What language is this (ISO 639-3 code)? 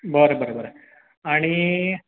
kok